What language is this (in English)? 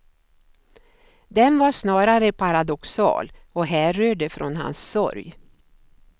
Swedish